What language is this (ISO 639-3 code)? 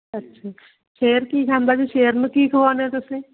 pan